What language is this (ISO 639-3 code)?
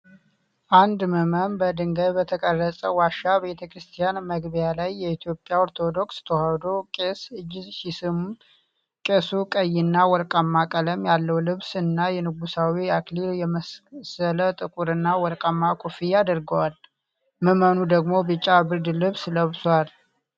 amh